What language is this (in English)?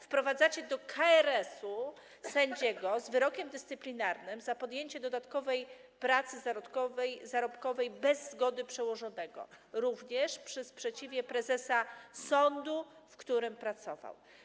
Polish